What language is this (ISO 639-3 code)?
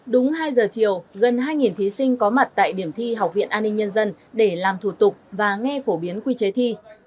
vie